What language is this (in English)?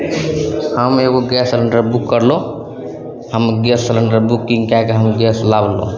Maithili